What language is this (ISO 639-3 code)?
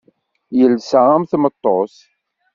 kab